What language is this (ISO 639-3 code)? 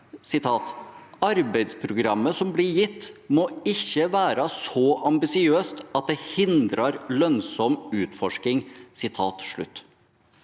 nor